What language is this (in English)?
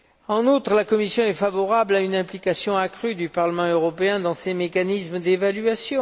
French